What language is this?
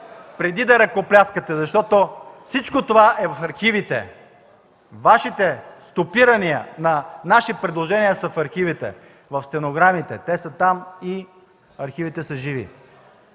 Bulgarian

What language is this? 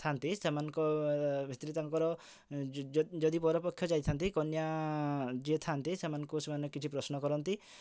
Odia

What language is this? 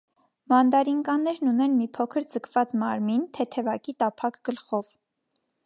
Armenian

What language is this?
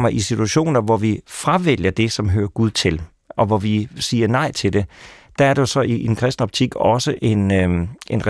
Danish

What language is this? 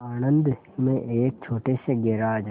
Hindi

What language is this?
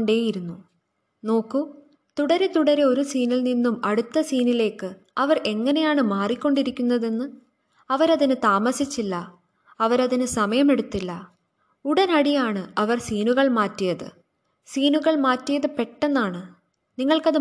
Malayalam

